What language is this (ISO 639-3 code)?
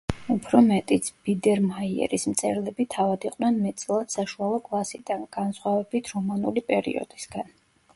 kat